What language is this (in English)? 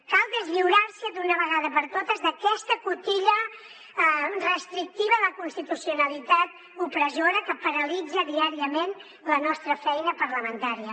Catalan